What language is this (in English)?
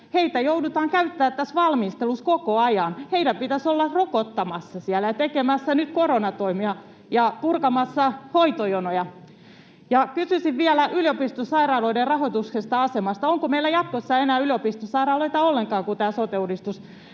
Finnish